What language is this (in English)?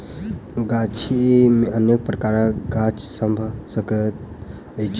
Maithili